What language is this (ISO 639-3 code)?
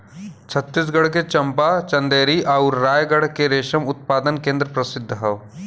bho